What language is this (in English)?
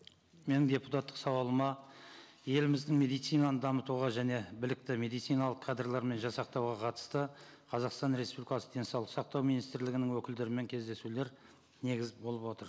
Kazakh